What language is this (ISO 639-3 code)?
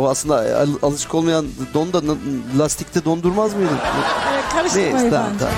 tur